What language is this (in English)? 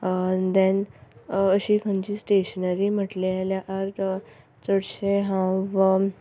Konkani